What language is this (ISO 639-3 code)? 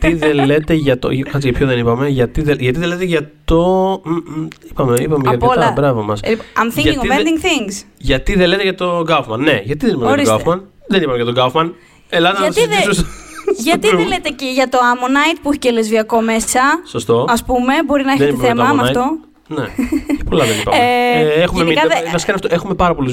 ell